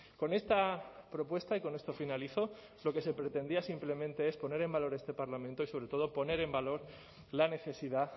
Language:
Spanish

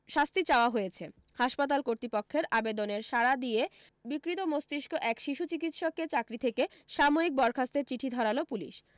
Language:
Bangla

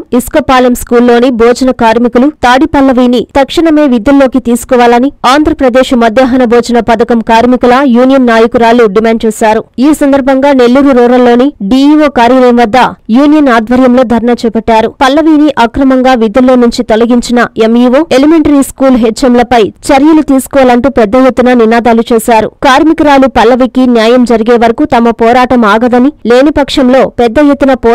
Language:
Telugu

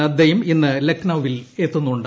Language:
Malayalam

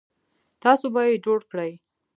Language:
Pashto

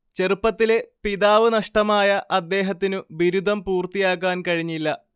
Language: Malayalam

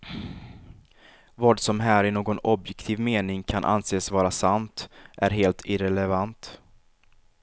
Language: Swedish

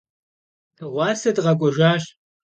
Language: Kabardian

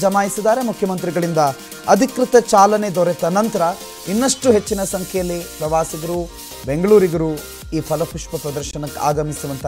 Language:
Hindi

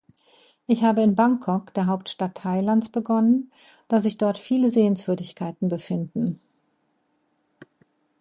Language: German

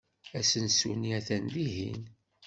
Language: Kabyle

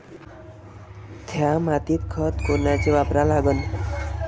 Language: Marathi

